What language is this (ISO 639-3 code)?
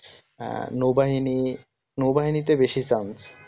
ben